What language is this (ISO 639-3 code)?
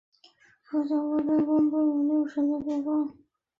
zho